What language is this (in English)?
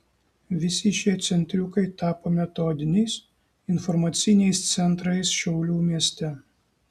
Lithuanian